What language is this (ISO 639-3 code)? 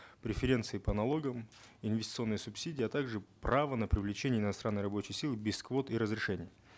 kaz